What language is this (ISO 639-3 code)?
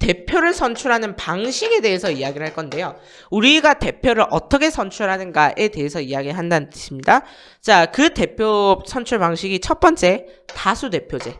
kor